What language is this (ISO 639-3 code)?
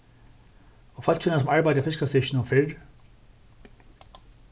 fao